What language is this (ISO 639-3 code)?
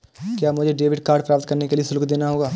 hin